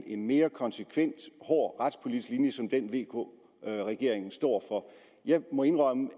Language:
Danish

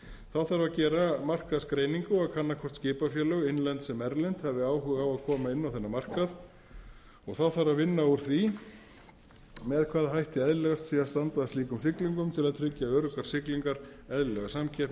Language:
Icelandic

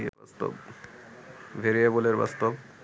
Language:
Bangla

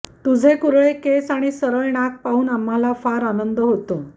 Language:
Marathi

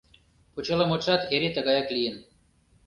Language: Mari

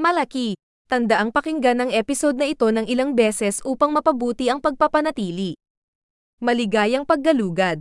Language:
Filipino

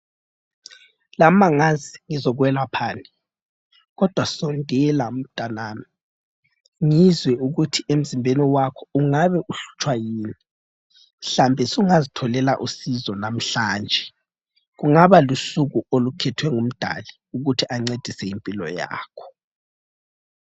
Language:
North Ndebele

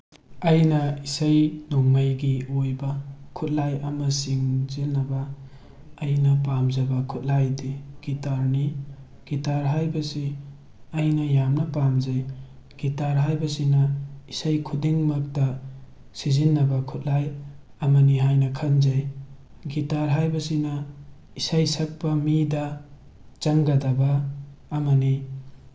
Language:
Manipuri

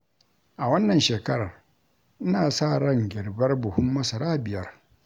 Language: Hausa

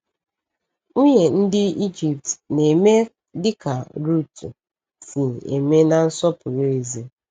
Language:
Igbo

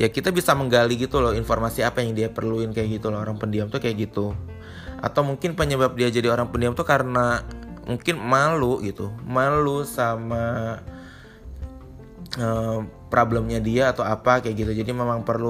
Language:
Indonesian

